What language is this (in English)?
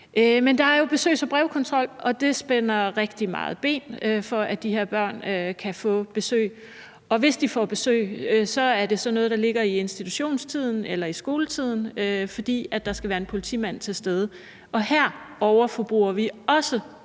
Danish